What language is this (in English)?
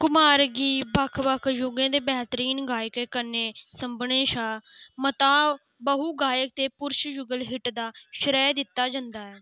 Dogri